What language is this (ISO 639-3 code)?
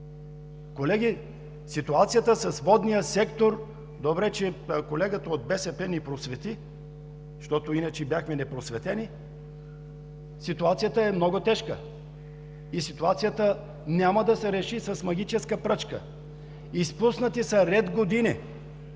bul